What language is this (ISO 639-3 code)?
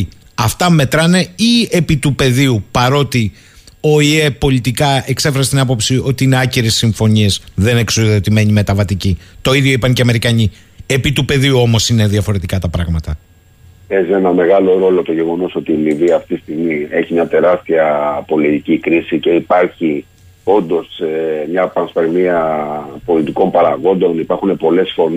ell